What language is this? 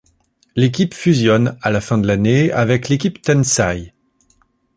French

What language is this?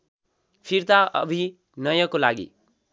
Nepali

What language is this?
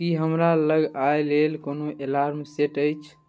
Maithili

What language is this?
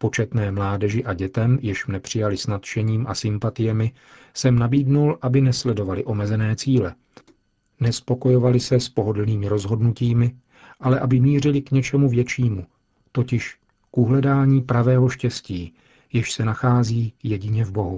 Czech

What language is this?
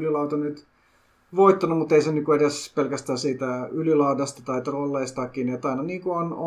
Finnish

